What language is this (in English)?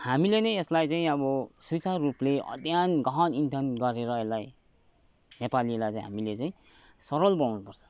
Nepali